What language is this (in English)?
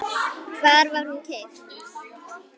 Icelandic